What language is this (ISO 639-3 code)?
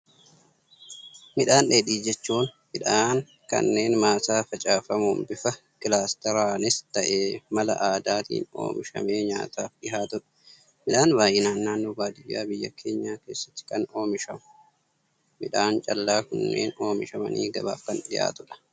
orm